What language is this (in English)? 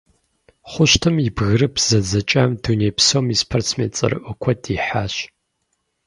Kabardian